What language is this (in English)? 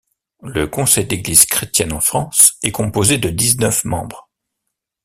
French